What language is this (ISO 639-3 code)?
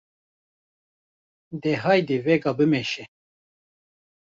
kur